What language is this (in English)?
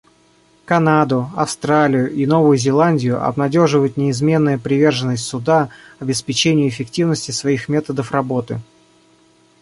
Russian